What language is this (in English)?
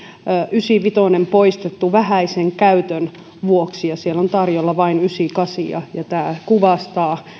Finnish